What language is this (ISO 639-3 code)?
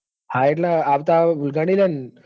guj